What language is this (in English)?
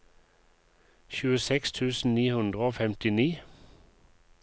Norwegian